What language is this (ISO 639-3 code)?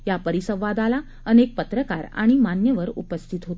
mar